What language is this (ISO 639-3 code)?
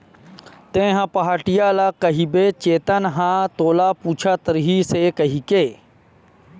hne